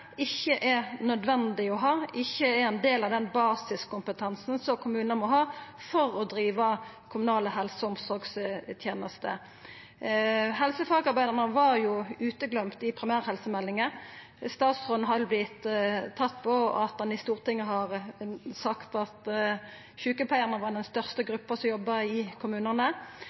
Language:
Norwegian Nynorsk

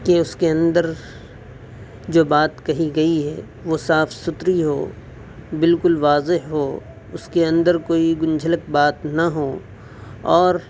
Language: Urdu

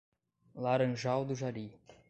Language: Portuguese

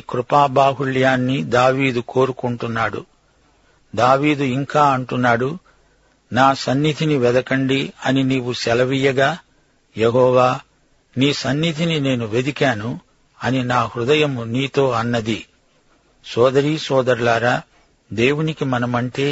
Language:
Telugu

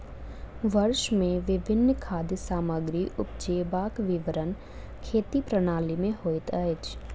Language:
Maithili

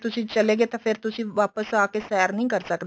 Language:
Punjabi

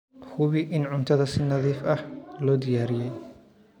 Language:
Somali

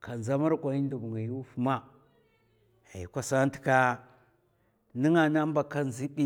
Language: Mafa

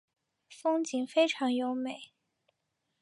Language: Chinese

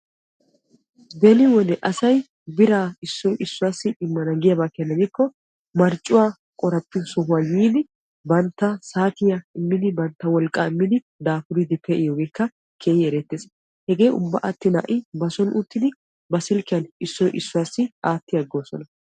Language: Wolaytta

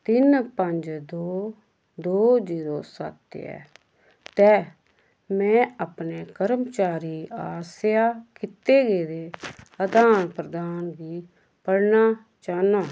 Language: Dogri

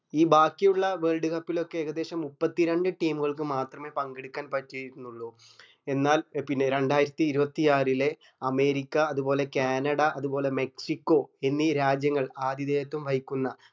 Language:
Malayalam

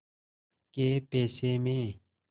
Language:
Hindi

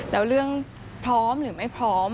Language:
Thai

